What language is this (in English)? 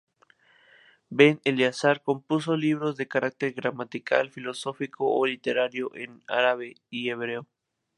Spanish